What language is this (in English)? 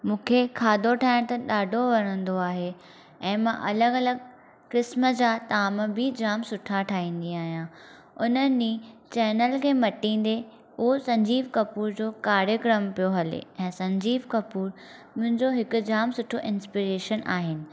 Sindhi